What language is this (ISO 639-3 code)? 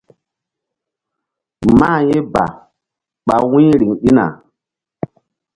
mdd